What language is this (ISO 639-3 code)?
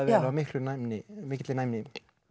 isl